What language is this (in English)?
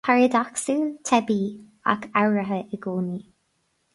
Irish